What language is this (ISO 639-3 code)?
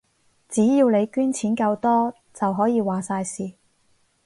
yue